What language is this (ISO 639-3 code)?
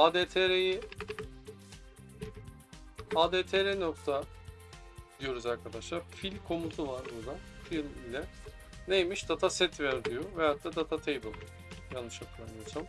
tur